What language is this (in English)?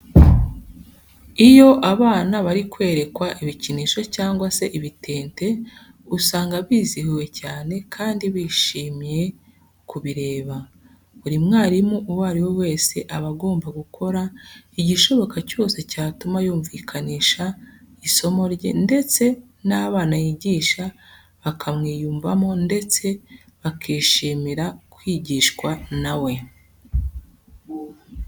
Kinyarwanda